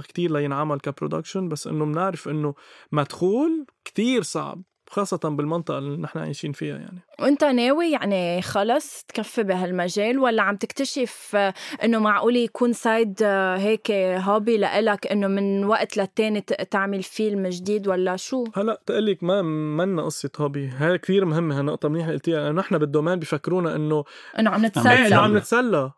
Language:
Arabic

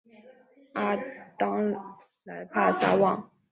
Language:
Chinese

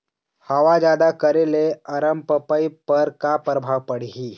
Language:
Chhattisgarhi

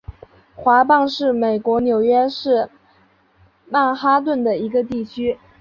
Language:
Chinese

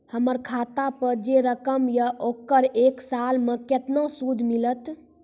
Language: Maithili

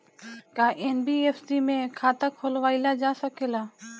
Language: Bhojpuri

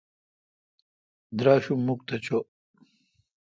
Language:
Kalkoti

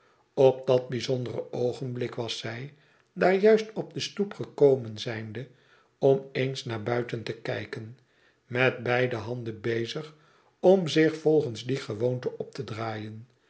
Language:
Dutch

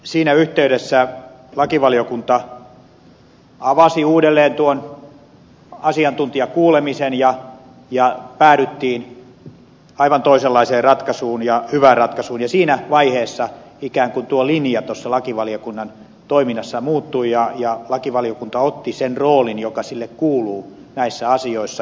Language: Finnish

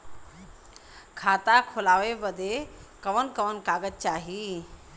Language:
Bhojpuri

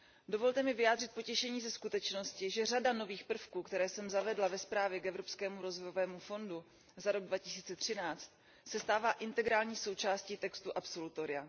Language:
Czech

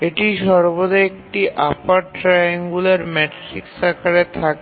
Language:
Bangla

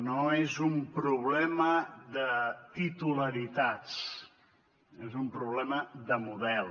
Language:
Catalan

